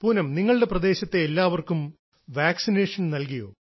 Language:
Malayalam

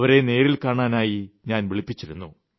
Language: Malayalam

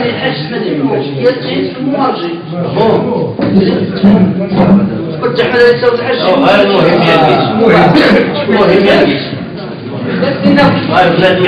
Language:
Arabic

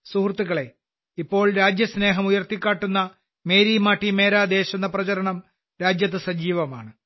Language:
Malayalam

